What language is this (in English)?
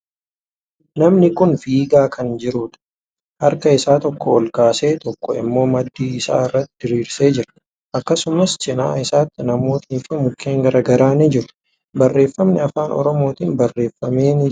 Oromo